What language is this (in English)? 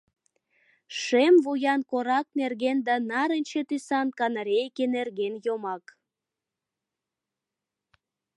Mari